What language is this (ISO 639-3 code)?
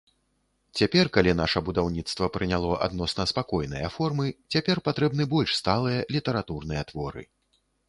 bel